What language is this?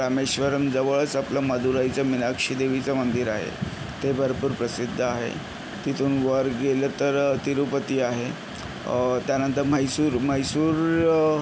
Marathi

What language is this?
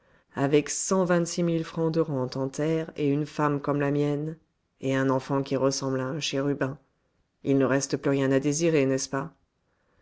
French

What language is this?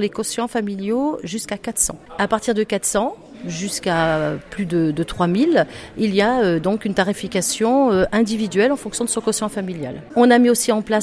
French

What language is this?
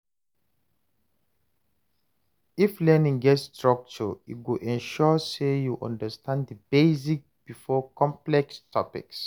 Nigerian Pidgin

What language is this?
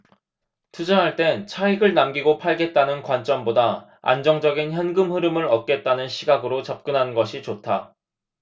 Korean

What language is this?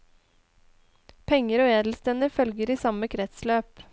Norwegian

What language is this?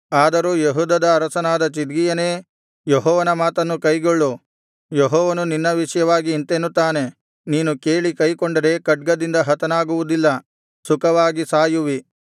Kannada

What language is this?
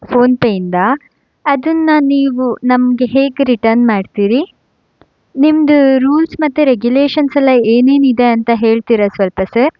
Kannada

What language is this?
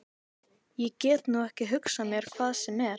Icelandic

